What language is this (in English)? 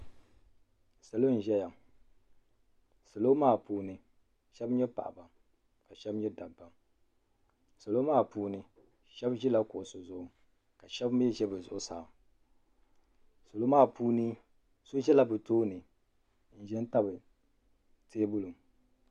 Dagbani